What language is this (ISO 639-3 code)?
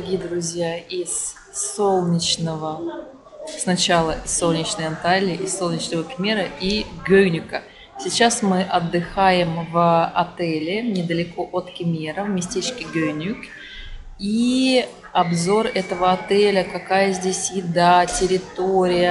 rus